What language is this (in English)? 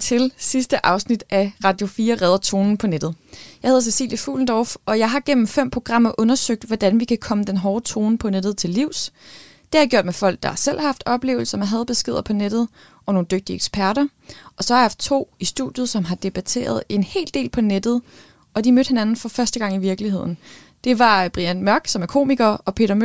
Danish